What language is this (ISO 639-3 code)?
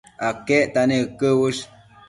mcf